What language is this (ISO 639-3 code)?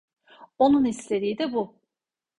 tur